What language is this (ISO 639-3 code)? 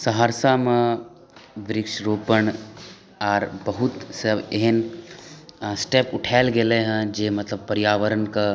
mai